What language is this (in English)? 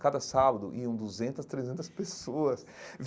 Portuguese